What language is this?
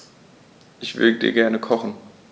German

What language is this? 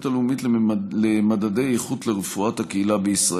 Hebrew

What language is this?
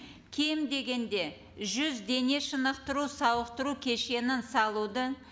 Kazakh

